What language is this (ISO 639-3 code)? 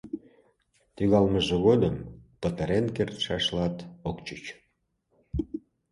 chm